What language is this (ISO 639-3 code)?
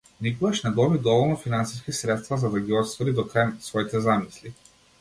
mkd